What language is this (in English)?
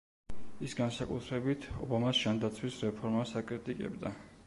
Georgian